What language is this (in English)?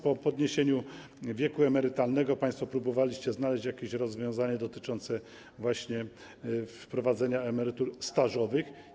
Polish